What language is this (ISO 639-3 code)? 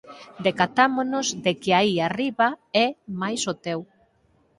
glg